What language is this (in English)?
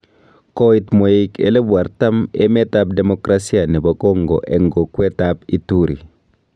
Kalenjin